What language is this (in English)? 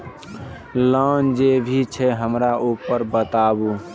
Maithili